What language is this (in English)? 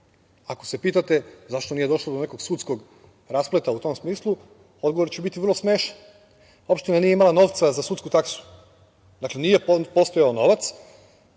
Serbian